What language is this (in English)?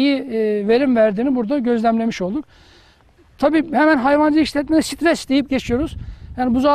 Turkish